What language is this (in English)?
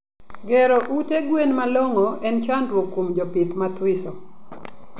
Luo (Kenya and Tanzania)